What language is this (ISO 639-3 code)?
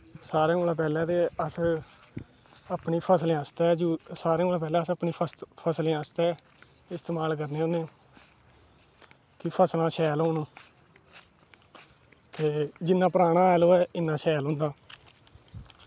doi